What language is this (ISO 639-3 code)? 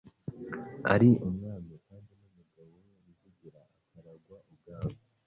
kin